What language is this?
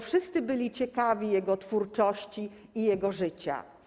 Polish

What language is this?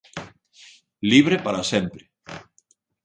Galician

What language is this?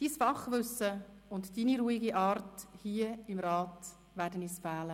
Swiss German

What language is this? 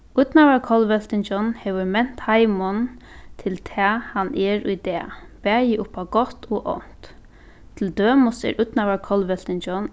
Faroese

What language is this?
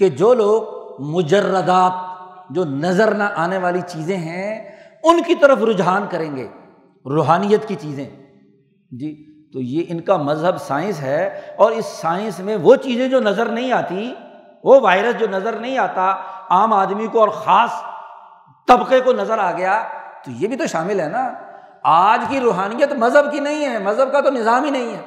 Urdu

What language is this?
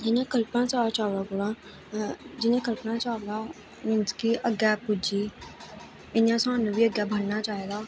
Dogri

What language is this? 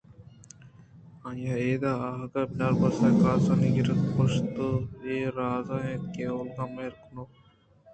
Eastern Balochi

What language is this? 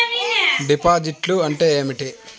Telugu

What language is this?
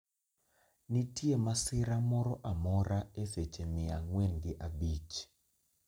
Luo (Kenya and Tanzania)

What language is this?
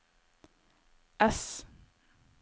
Norwegian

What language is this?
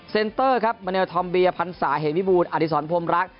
Thai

